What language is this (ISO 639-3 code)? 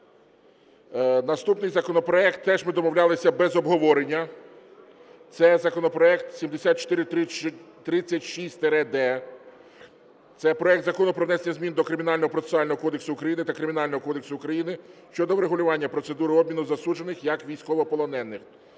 ukr